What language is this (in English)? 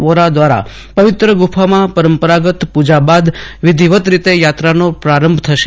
Gujarati